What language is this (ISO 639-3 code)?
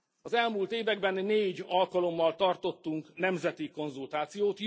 hun